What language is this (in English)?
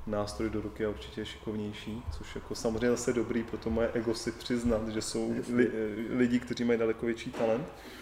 Czech